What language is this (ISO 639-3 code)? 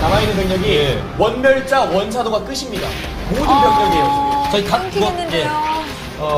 kor